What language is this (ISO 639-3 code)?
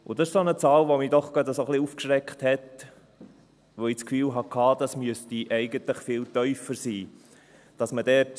gsw